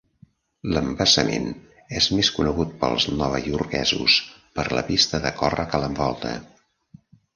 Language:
Catalan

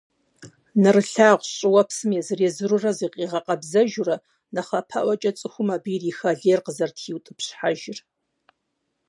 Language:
Kabardian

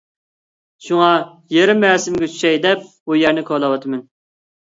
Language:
Uyghur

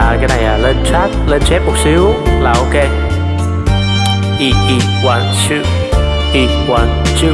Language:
Vietnamese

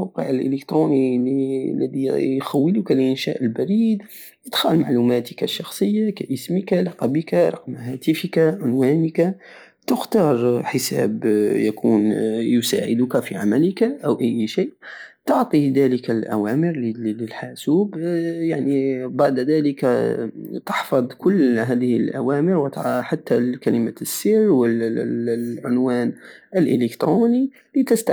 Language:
Algerian Saharan Arabic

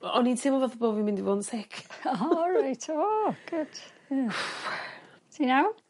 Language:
Welsh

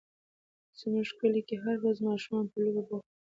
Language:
Pashto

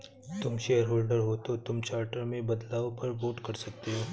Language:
Hindi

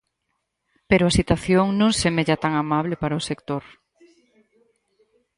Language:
Galician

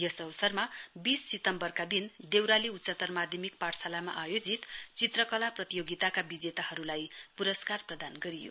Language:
Nepali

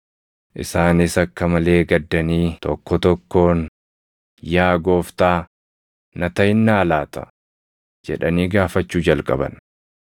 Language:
Oromo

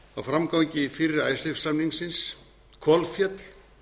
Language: Icelandic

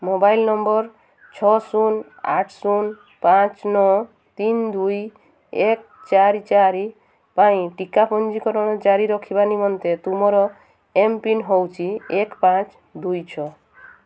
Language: Odia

